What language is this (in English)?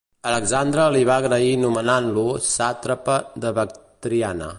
Catalan